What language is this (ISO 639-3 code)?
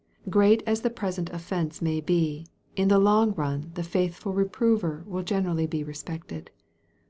eng